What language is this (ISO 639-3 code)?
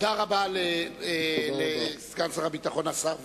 heb